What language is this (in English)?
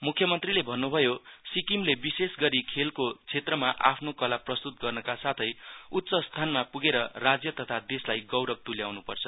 Nepali